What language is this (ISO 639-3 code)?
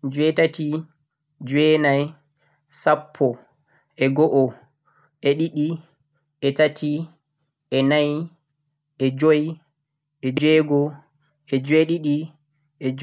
fuq